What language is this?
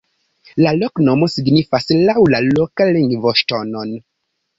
Esperanto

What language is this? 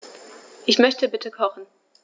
German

